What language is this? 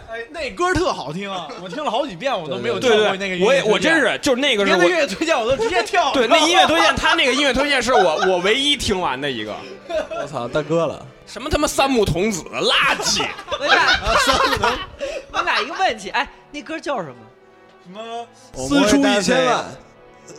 Chinese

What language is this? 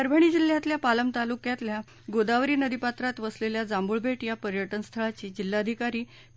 Marathi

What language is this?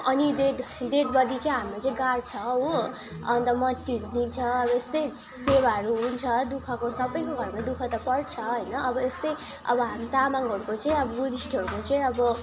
Nepali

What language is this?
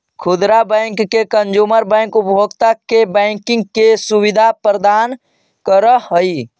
Magahi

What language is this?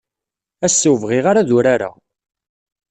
Kabyle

